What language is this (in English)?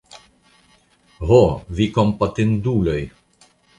Esperanto